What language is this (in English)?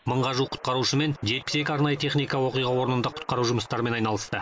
Kazakh